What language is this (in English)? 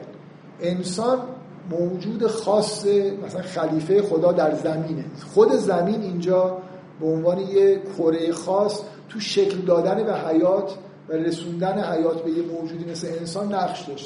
Persian